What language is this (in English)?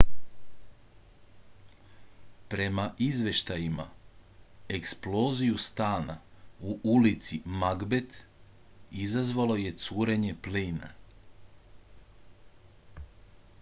Serbian